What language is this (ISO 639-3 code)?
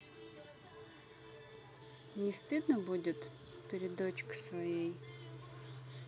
rus